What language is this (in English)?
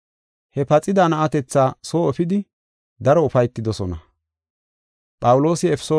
Gofa